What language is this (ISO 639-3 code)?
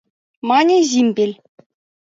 chm